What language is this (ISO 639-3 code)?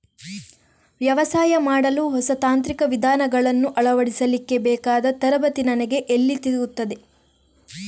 kan